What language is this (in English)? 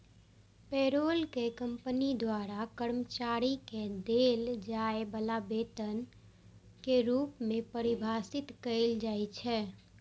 Maithili